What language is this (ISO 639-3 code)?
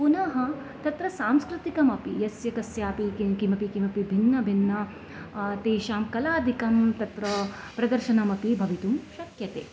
san